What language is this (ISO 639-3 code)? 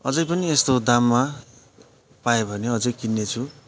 nep